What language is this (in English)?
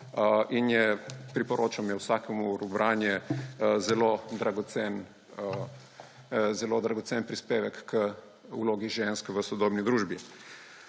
Slovenian